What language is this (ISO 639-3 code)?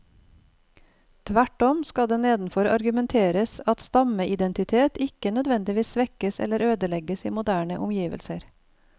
nor